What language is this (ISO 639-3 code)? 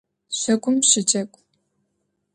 ady